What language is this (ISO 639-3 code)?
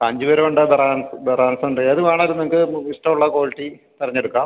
mal